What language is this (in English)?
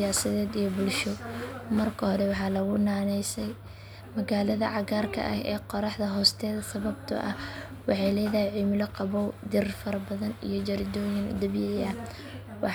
Somali